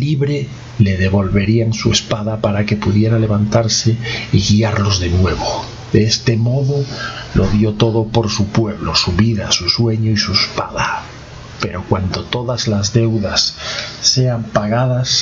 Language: Spanish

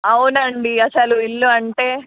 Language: Telugu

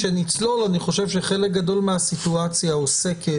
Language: Hebrew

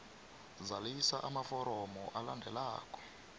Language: South Ndebele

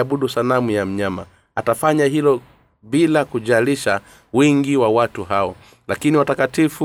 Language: Swahili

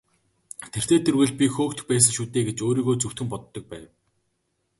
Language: Mongolian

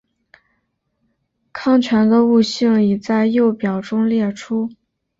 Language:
Chinese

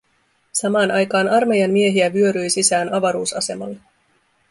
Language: Finnish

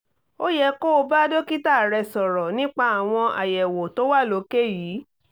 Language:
Yoruba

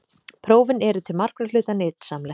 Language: Icelandic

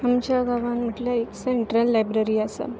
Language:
Konkani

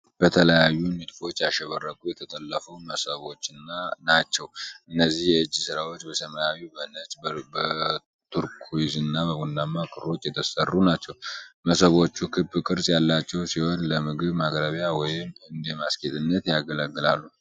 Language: Amharic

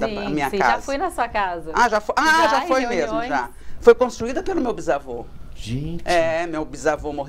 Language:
Portuguese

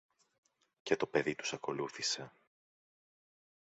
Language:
Greek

